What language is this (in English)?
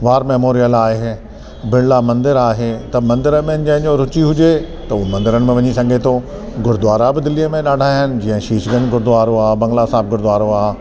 Sindhi